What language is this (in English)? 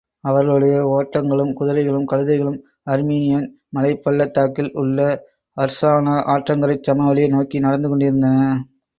Tamil